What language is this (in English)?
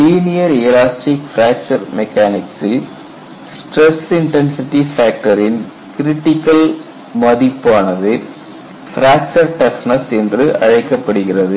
Tamil